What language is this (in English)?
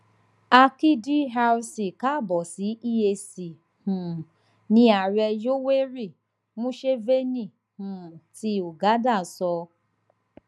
Yoruba